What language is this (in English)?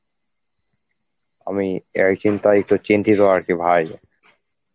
Bangla